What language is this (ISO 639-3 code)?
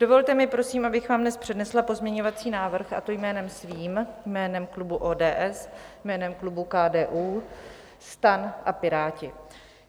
ces